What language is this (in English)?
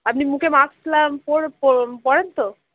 Bangla